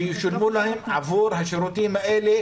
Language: Hebrew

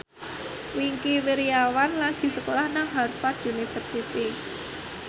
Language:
Javanese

